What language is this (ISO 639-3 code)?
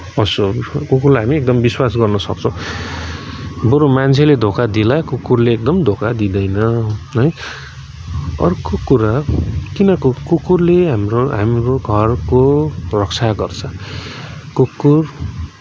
nep